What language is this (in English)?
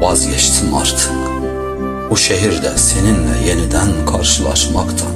Turkish